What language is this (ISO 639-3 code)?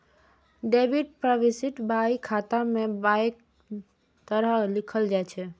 mai